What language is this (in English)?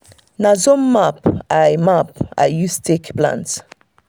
Nigerian Pidgin